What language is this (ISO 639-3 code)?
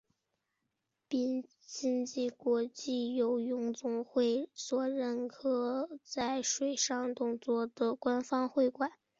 zho